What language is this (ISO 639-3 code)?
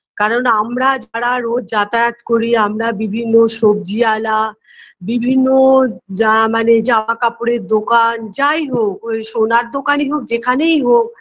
ben